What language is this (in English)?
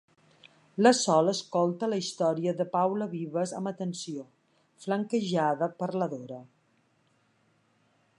Catalan